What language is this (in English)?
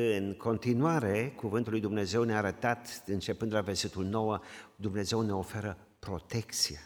Romanian